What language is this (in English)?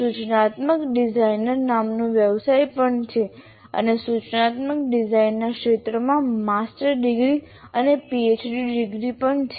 Gujarati